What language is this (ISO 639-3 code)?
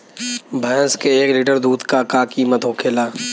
bho